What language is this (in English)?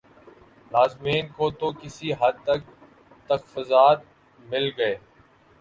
Urdu